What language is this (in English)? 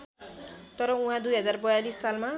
Nepali